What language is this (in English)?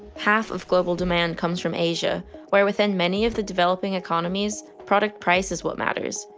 English